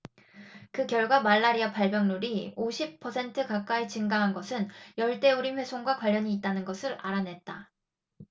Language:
Korean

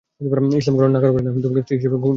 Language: Bangla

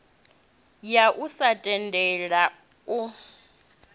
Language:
Venda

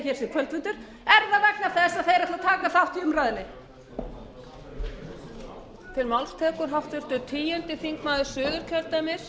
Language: Icelandic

